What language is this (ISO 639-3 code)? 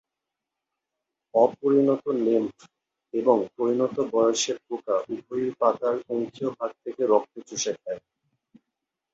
ben